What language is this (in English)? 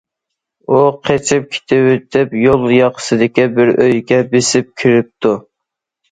Uyghur